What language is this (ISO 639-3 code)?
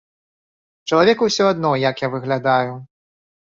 bel